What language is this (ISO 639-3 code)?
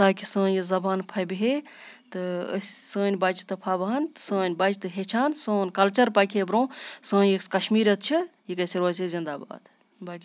kas